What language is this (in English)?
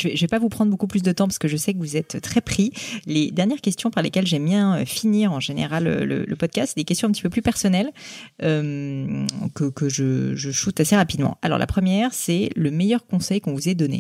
French